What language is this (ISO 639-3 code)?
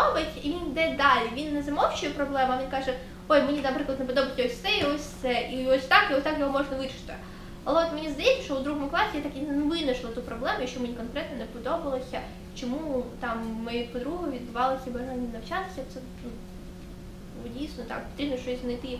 ukr